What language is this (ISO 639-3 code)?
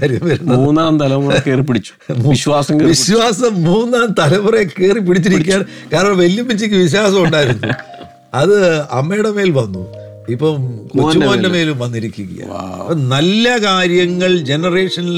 mal